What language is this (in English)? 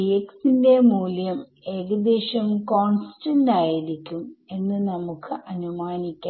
Malayalam